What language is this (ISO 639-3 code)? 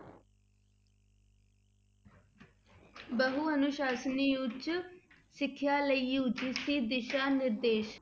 pan